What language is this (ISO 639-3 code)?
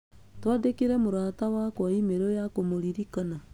kik